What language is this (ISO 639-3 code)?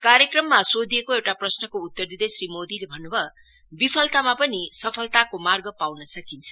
nep